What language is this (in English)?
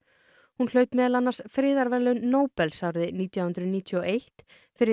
Icelandic